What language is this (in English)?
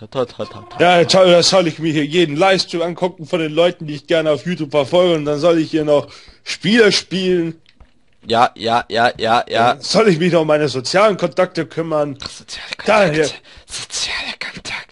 German